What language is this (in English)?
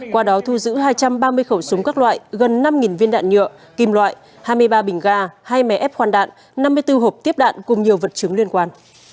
Vietnamese